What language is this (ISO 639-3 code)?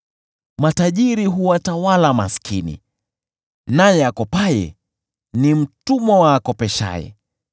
swa